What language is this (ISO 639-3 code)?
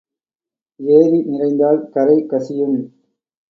tam